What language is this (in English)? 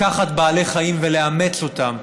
Hebrew